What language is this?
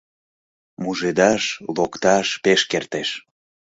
Mari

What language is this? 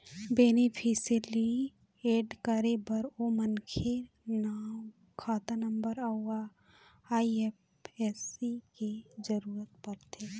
Chhattisgarhi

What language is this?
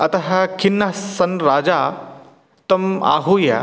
Sanskrit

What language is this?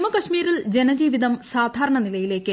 Malayalam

